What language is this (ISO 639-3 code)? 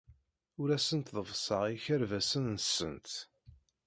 kab